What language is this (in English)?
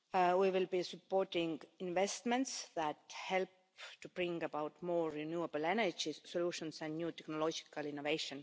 English